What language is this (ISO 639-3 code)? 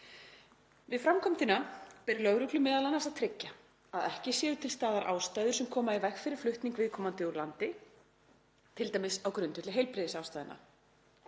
isl